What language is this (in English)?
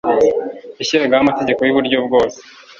Kinyarwanda